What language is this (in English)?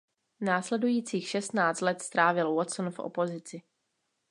Czech